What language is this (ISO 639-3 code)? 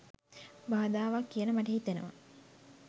sin